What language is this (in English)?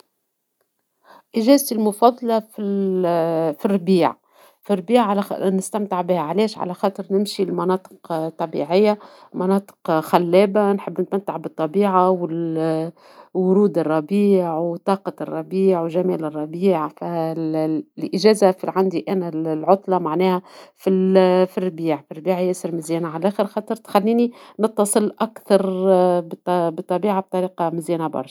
Tunisian Arabic